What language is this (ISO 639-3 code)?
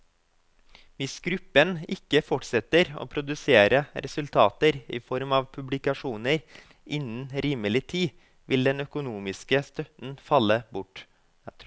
nor